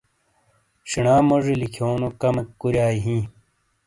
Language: Shina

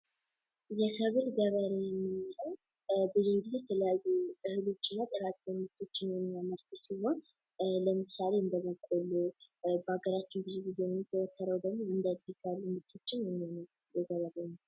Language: Amharic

